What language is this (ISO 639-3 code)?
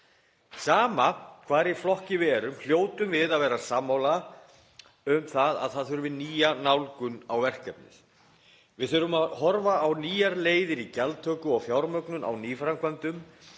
isl